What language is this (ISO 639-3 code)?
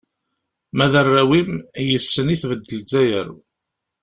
kab